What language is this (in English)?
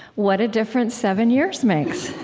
English